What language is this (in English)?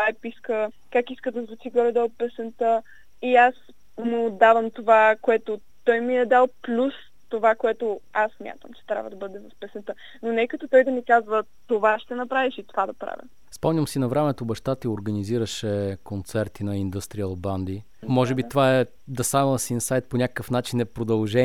Bulgarian